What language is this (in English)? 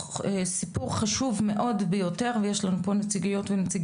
Hebrew